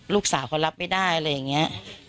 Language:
Thai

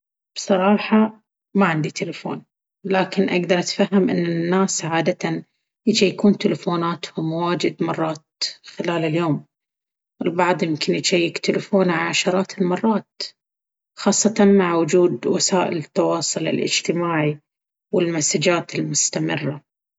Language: Baharna Arabic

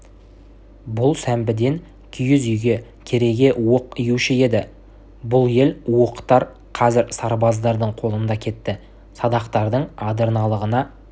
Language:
Kazakh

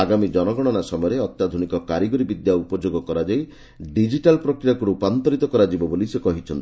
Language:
Odia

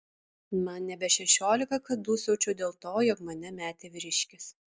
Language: Lithuanian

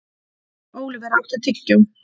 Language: Icelandic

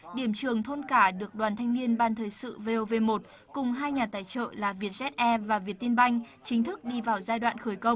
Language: Vietnamese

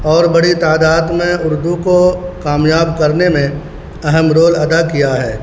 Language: Urdu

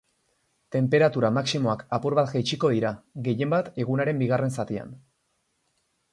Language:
Basque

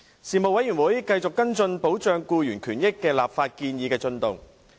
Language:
Cantonese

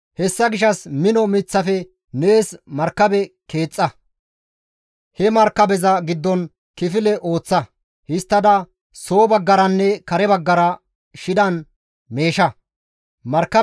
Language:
Gamo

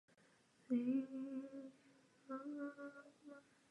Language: Czech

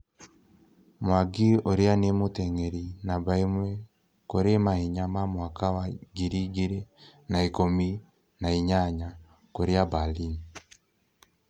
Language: Kikuyu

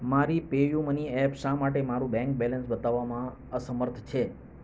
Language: Gujarati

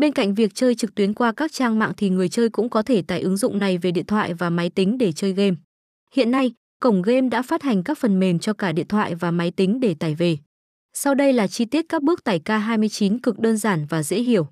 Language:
Vietnamese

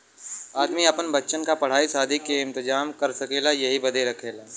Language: Bhojpuri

